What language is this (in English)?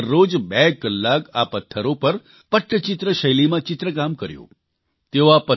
Gujarati